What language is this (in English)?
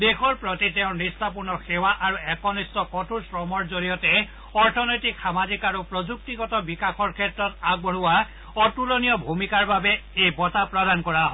Assamese